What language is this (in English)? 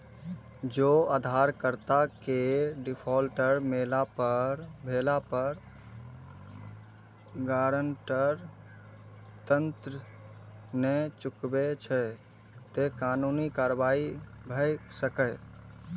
Maithili